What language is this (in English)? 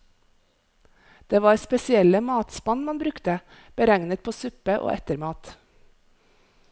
Norwegian